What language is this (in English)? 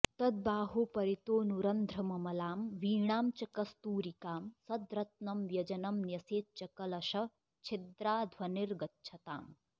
Sanskrit